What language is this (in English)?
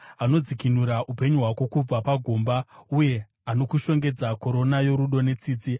Shona